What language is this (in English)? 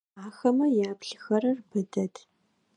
Adyghe